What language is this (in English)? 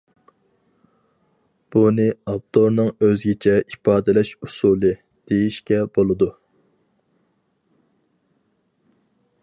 Uyghur